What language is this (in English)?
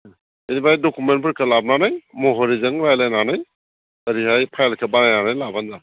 Bodo